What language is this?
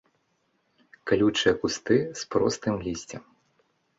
Belarusian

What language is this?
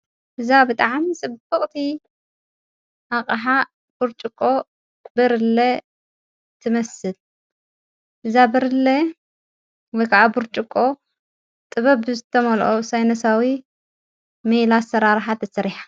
Tigrinya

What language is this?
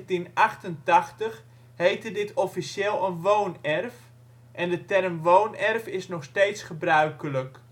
Dutch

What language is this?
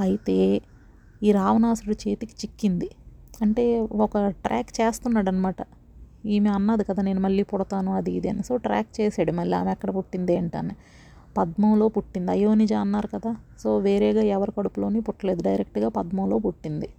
Telugu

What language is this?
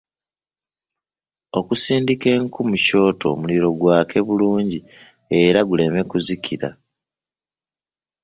Ganda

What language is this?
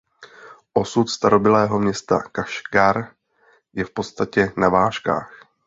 Czech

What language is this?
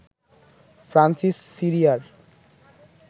Bangla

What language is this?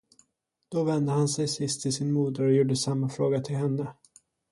Swedish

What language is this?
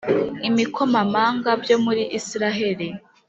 Kinyarwanda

